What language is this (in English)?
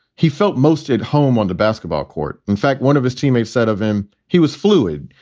English